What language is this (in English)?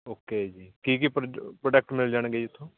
Punjabi